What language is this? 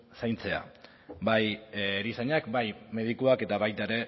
Basque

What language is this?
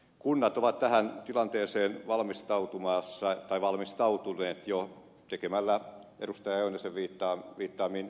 Finnish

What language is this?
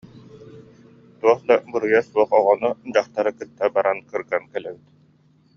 Yakut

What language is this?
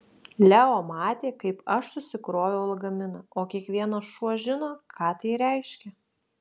Lithuanian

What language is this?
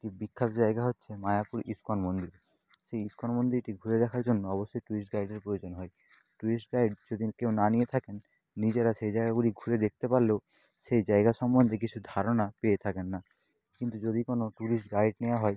Bangla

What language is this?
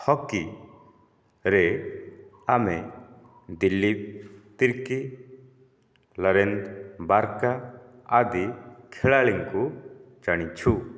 Odia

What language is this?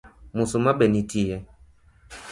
Luo (Kenya and Tanzania)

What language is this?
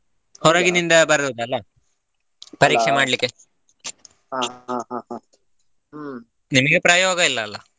Kannada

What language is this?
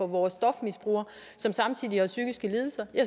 Danish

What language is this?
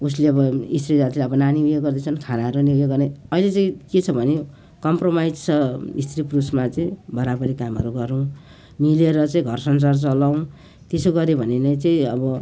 Nepali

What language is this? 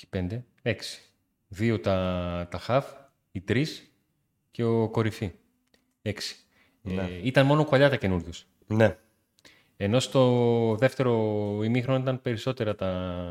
Greek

